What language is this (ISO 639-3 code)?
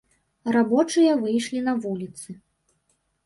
bel